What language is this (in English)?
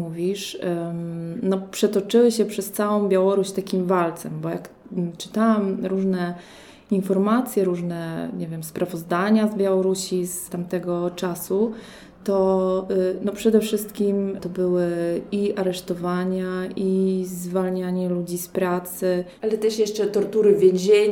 Polish